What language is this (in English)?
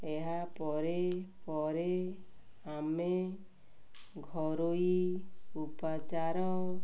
Odia